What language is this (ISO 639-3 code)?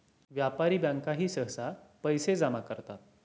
mar